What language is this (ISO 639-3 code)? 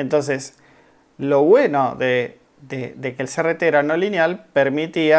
spa